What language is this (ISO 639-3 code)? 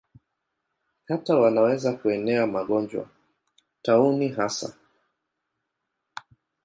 swa